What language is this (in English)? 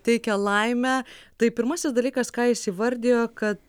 Lithuanian